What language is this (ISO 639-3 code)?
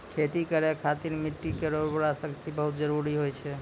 mai